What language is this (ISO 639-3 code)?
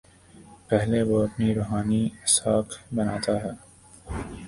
urd